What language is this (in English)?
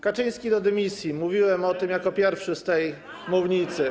Polish